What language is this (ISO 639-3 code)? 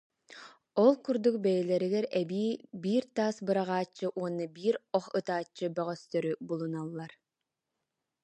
sah